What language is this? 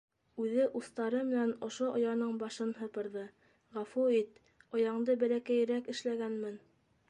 Bashkir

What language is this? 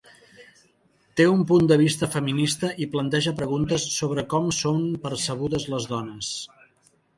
Catalan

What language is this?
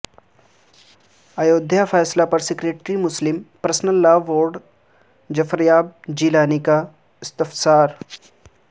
Urdu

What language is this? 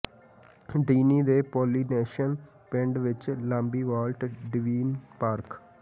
Punjabi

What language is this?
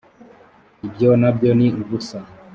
Kinyarwanda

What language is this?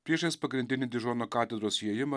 Lithuanian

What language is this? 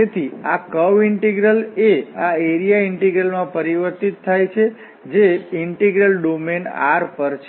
Gujarati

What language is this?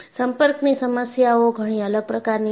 Gujarati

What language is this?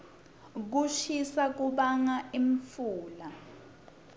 Swati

